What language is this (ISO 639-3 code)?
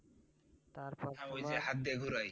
ben